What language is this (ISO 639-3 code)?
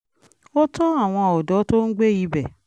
yor